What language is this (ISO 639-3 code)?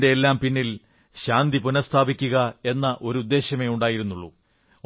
mal